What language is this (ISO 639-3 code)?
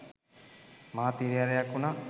sin